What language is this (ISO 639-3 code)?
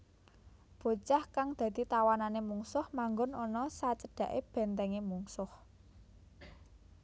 jav